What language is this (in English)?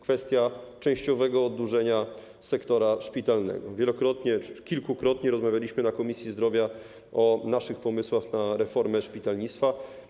Polish